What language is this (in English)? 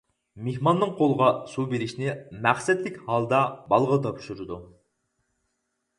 Uyghur